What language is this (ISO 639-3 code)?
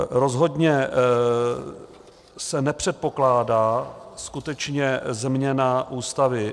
ces